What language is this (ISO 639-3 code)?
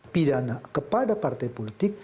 ind